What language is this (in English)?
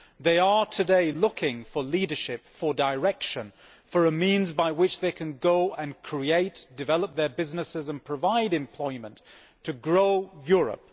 English